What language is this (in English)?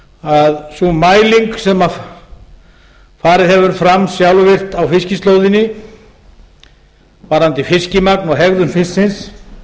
Icelandic